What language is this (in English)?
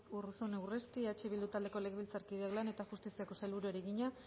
Basque